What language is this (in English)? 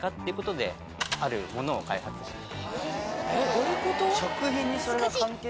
Japanese